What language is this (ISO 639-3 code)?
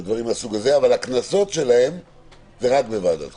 heb